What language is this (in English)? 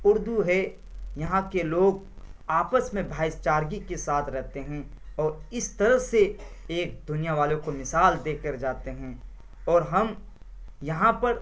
Urdu